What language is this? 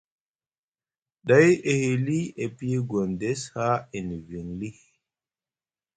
Musgu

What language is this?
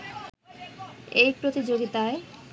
Bangla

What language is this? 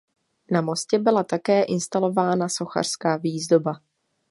Czech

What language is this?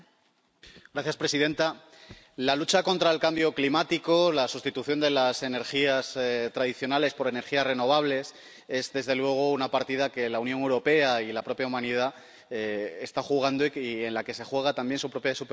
Spanish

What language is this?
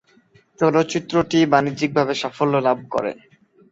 Bangla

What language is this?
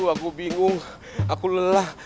Indonesian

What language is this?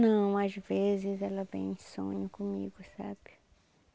Portuguese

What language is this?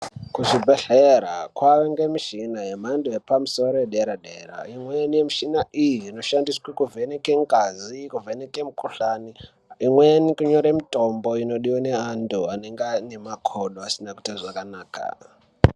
Ndau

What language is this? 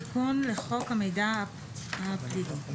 Hebrew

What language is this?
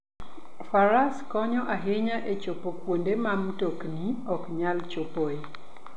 Luo (Kenya and Tanzania)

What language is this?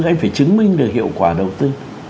Vietnamese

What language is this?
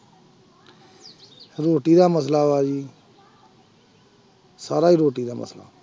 Punjabi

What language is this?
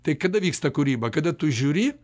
Lithuanian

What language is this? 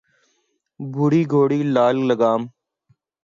Urdu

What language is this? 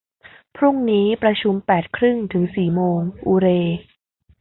Thai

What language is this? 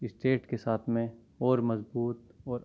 Urdu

